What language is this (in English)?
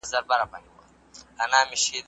Pashto